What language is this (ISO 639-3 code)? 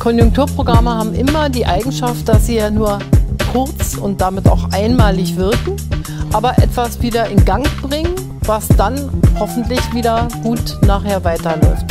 deu